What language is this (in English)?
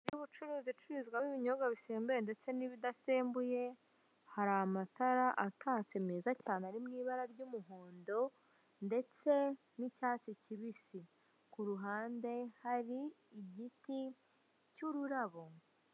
Kinyarwanda